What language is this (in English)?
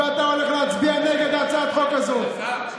Hebrew